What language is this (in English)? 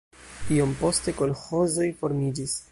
Esperanto